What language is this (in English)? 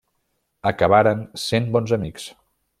Catalan